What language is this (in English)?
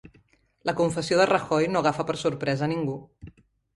Catalan